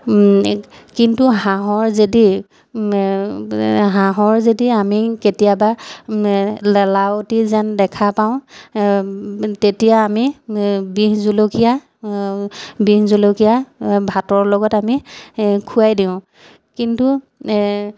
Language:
Assamese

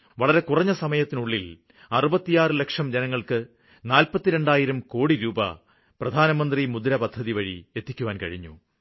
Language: Malayalam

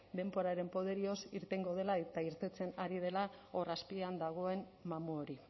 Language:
Basque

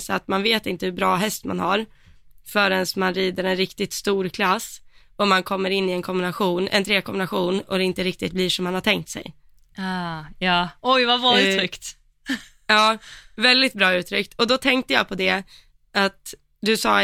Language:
Swedish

